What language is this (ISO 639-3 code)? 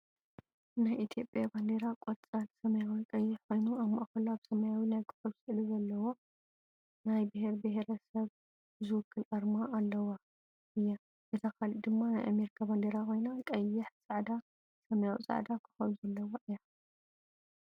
tir